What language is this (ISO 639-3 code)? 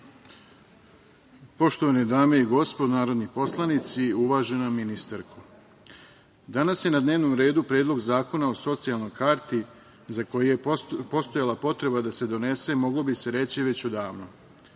srp